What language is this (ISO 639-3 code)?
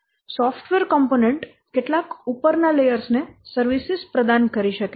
guj